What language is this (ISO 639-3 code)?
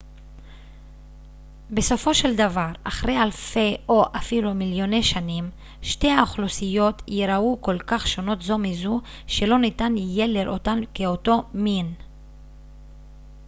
heb